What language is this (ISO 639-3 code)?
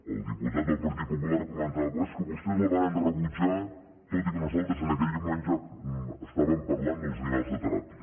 cat